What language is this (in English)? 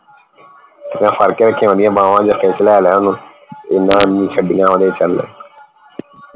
Punjabi